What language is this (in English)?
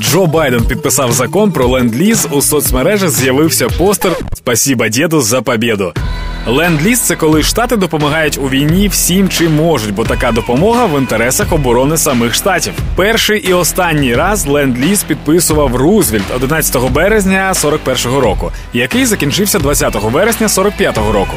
Ukrainian